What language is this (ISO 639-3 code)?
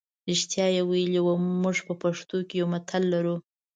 pus